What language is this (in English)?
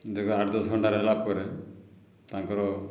Odia